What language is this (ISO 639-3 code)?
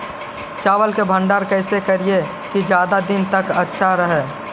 mag